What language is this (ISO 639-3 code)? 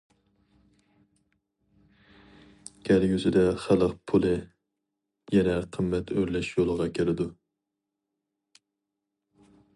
uig